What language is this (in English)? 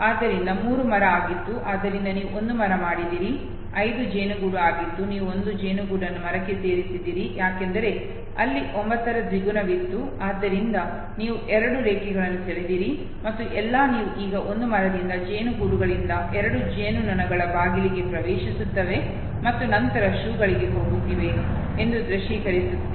Kannada